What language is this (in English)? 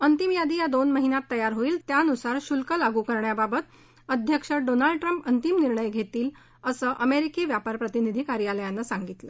Marathi